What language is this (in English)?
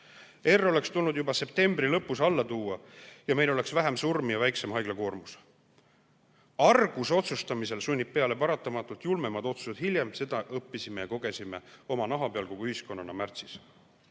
Estonian